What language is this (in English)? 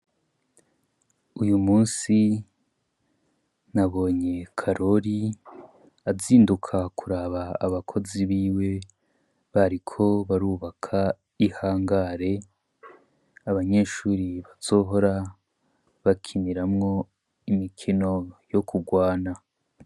Rundi